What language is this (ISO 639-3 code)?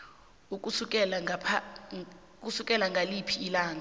nbl